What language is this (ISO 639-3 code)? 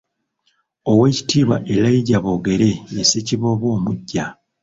lug